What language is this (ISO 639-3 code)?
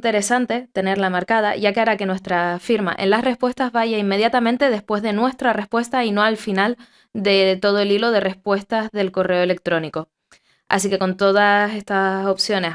spa